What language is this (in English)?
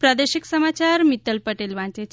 Gujarati